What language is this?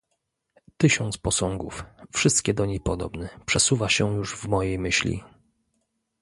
Polish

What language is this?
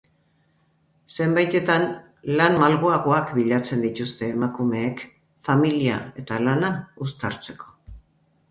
Basque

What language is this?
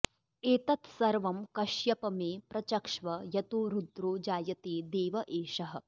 Sanskrit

